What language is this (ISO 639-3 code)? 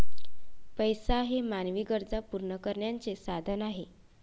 mar